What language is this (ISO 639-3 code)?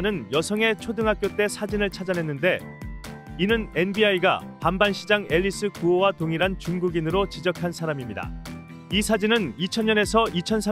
kor